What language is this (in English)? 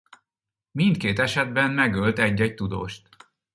Hungarian